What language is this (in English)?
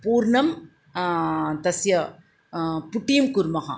Sanskrit